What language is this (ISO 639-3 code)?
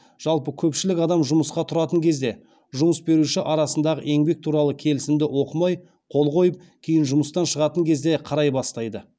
kaz